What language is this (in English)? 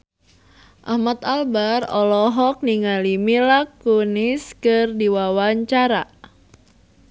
Sundanese